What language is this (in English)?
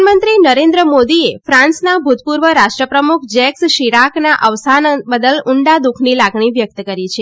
Gujarati